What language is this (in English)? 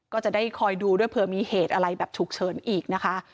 Thai